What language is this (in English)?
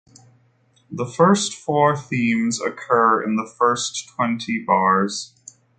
English